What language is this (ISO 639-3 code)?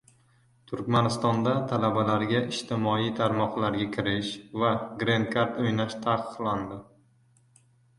uzb